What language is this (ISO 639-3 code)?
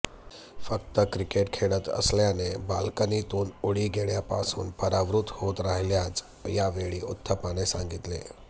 mar